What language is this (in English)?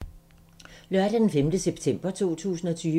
Danish